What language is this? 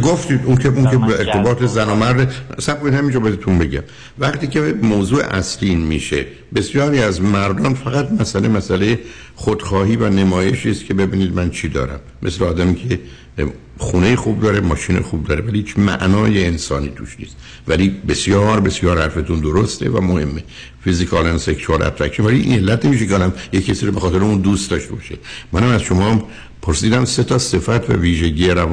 Persian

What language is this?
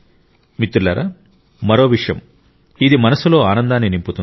Telugu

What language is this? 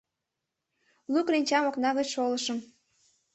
Mari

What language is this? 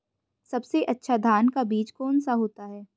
Hindi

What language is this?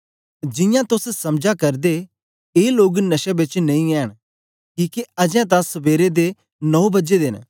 Dogri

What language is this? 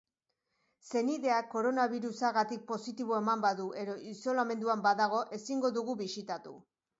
Basque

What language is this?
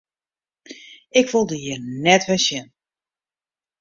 Western Frisian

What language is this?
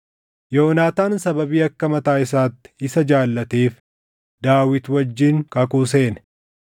Oromo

